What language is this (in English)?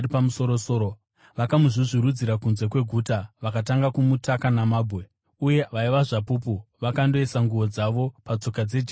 Shona